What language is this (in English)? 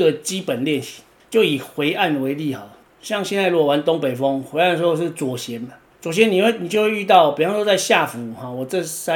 Chinese